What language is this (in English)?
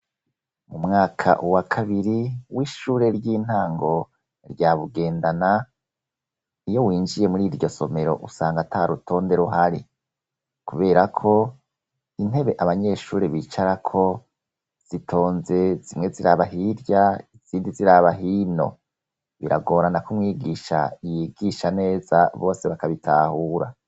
Rundi